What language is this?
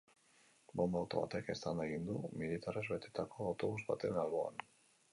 Basque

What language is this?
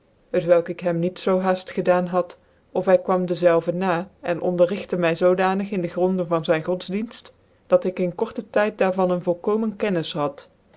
Dutch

